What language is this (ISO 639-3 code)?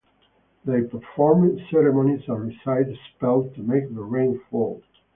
eng